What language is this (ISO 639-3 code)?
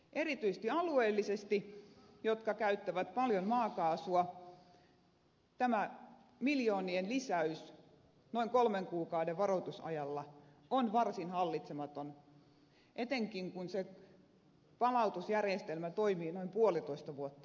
fin